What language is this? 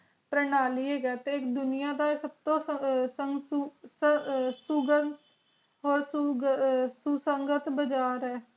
Punjabi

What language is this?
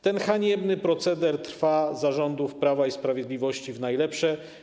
Polish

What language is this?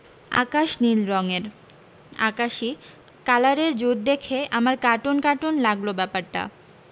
Bangla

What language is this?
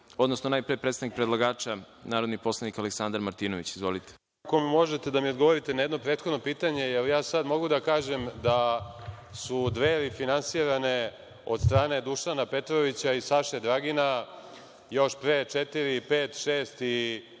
Serbian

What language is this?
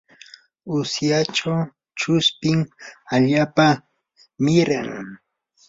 Yanahuanca Pasco Quechua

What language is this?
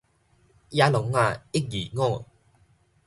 Min Nan Chinese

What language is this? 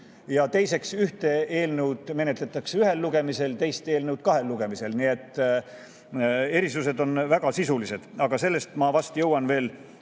Estonian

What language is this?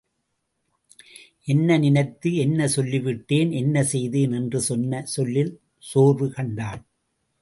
Tamil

